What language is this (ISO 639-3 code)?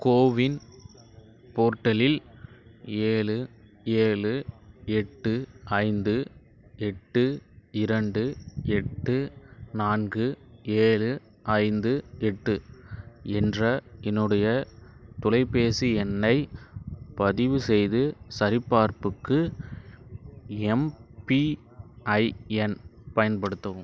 tam